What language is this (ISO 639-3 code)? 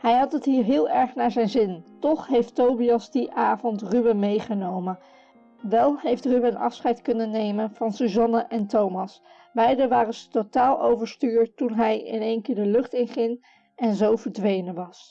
nld